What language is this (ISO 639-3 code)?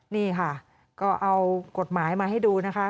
tha